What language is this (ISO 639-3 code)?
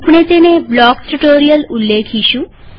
guj